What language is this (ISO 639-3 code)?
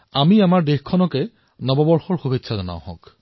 asm